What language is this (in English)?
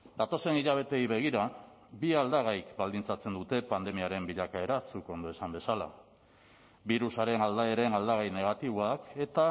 Basque